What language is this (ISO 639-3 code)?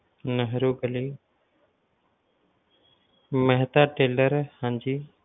pan